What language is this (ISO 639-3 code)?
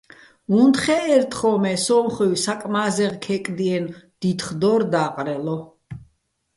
bbl